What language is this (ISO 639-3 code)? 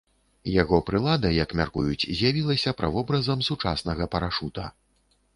bel